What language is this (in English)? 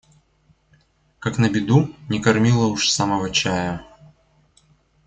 Russian